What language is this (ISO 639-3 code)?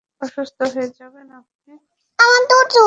ben